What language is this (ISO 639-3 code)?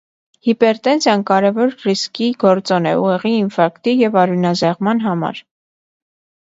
hye